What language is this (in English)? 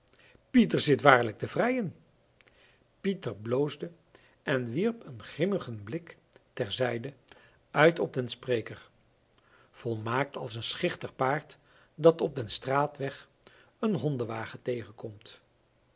Dutch